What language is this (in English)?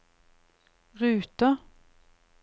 Norwegian